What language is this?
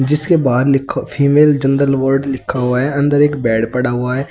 Hindi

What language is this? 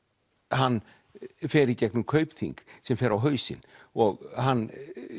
Icelandic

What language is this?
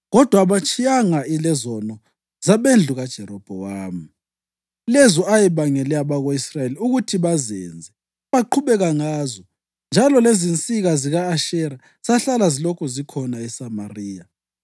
North Ndebele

